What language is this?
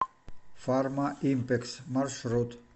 Russian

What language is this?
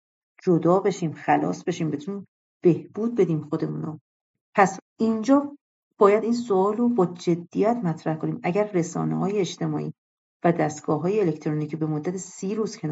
Persian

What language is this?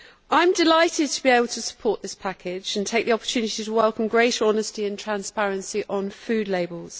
English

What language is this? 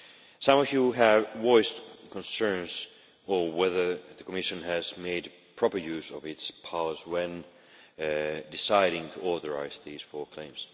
English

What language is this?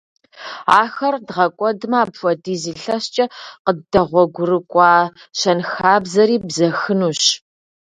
Kabardian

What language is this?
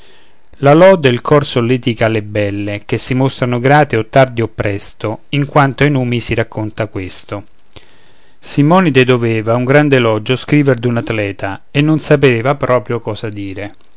Italian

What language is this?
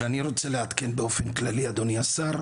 Hebrew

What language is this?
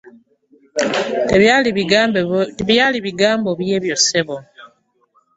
Ganda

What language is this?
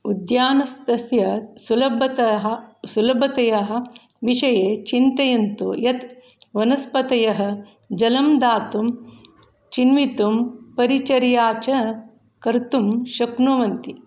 Sanskrit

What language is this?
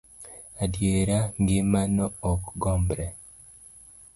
Luo (Kenya and Tanzania)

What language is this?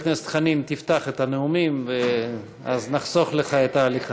Hebrew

